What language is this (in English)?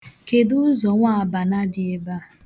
Igbo